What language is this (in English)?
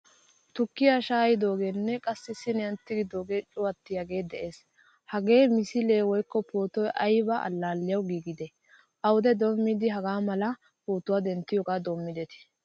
Wolaytta